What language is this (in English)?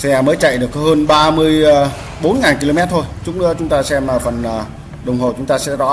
Vietnamese